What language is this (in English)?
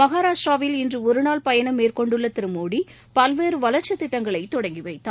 Tamil